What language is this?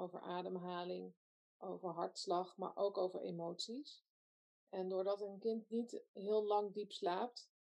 Dutch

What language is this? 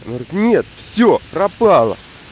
Russian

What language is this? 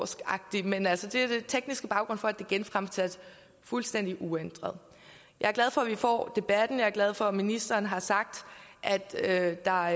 Danish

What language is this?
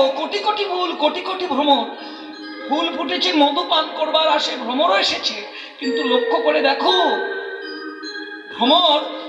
Bangla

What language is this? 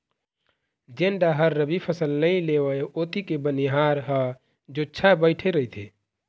Chhattisgarhi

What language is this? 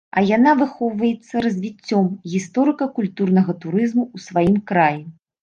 Belarusian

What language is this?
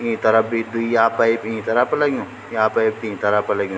Garhwali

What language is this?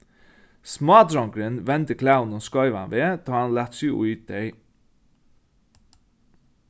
Faroese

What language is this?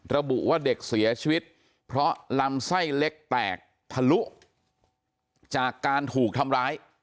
Thai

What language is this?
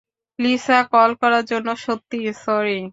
Bangla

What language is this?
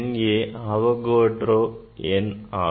Tamil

